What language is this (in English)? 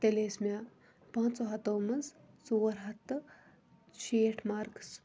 Kashmiri